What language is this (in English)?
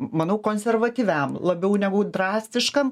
Lithuanian